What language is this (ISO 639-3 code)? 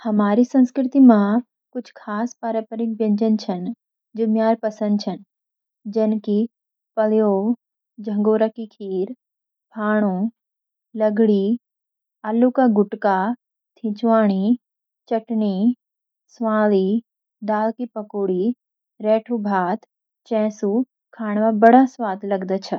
gbm